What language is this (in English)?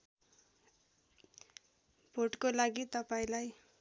Nepali